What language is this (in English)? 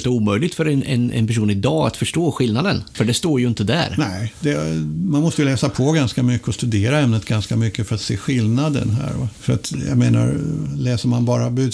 Swedish